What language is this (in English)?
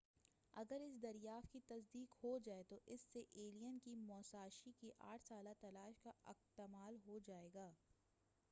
Urdu